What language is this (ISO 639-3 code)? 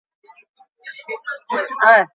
eus